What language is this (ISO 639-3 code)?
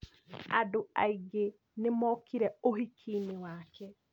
kik